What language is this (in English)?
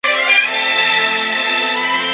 Chinese